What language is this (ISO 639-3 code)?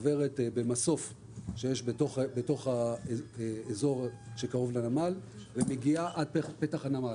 heb